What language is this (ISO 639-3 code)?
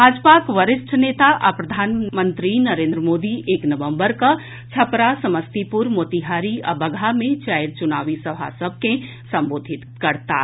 mai